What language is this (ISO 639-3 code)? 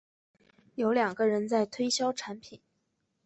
zho